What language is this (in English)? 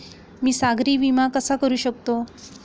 Marathi